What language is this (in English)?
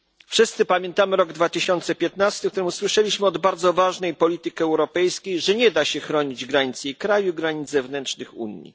Polish